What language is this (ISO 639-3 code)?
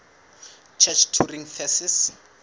sot